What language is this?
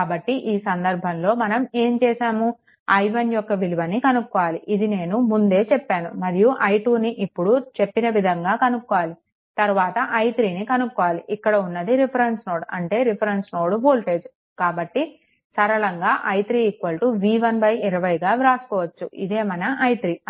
Telugu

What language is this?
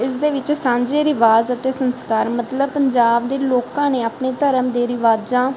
Punjabi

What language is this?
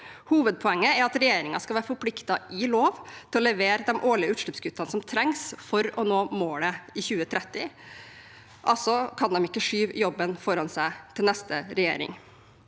Norwegian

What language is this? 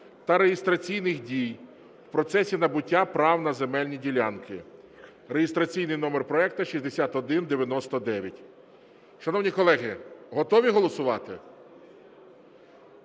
Ukrainian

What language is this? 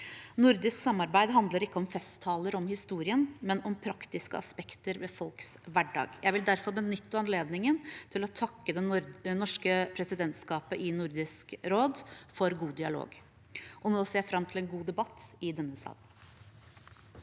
Norwegian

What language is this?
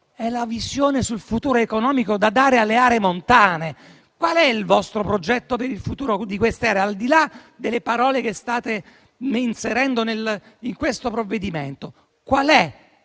Italian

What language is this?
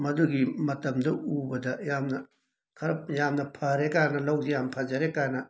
Manipuri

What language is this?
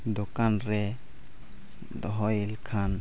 Santali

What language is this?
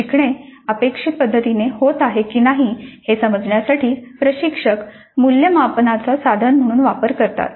Marathi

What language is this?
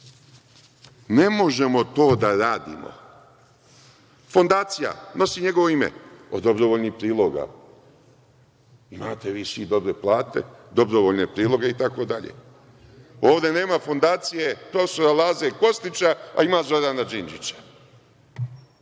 Serbian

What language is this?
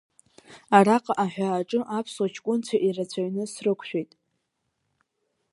Abkhazian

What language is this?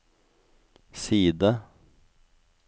Norwegian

